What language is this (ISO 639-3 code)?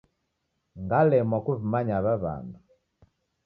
dav